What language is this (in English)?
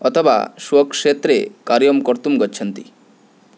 Sanskrit